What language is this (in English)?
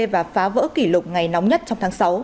Vietnamese